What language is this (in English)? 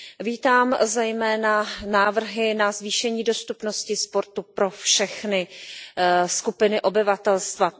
Czech